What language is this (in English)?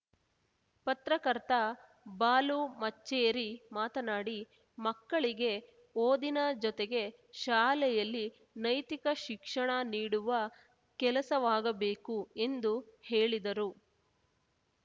Kannada